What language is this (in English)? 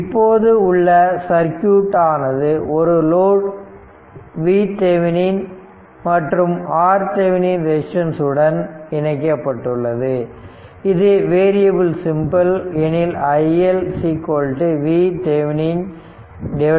Tamil